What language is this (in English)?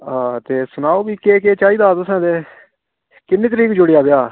Dogri